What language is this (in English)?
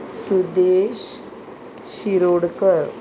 Konkani